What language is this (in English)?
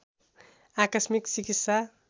Nepali